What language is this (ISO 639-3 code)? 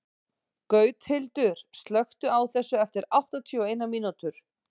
isl